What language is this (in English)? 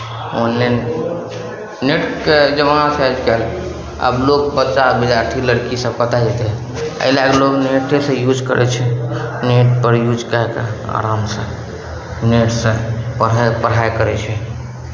Maithili